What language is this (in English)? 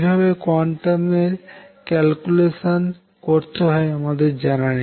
Bangla